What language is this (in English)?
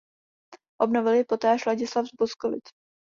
Czech